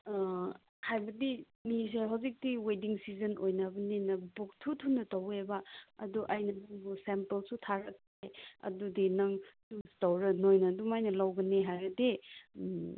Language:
Manipuri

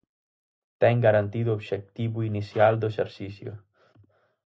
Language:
Galician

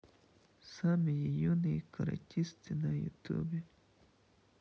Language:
Russian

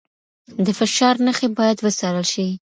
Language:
Pashto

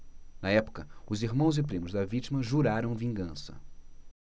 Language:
Portuguese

